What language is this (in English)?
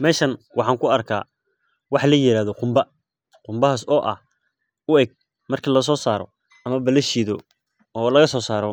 Somali